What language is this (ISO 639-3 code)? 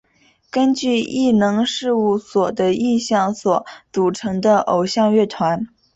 zho